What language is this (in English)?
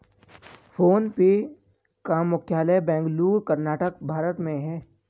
Hindi